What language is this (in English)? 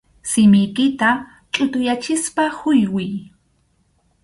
Arequipa-La Unión Quechua